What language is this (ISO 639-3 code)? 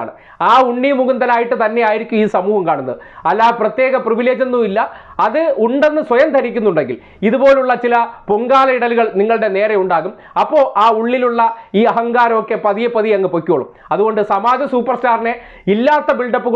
ita